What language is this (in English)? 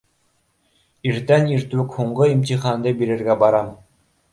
Bashkir